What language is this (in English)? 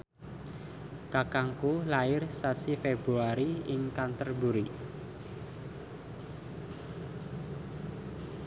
Javanese